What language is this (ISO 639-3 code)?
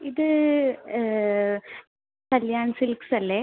mal